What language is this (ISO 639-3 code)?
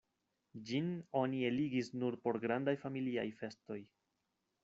epo